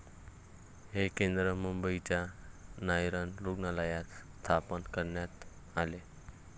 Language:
Marathi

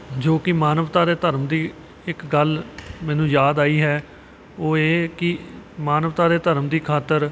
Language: Punjabi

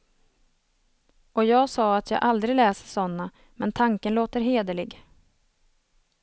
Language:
Swedish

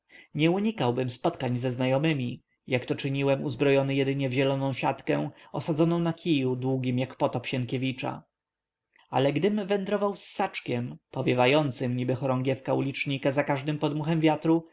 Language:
Polish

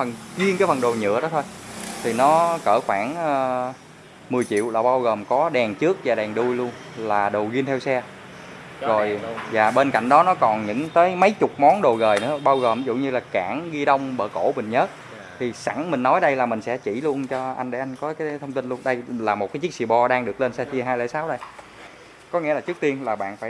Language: Vietnamese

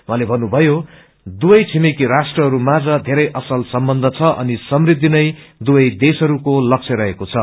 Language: Nepali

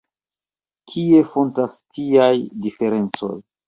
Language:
Esperanto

